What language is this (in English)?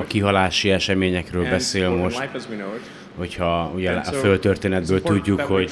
Hungarian